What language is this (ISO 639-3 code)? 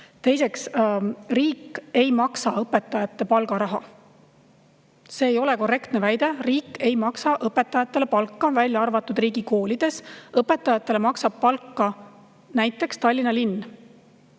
est